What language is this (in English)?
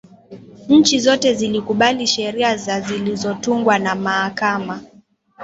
Swahili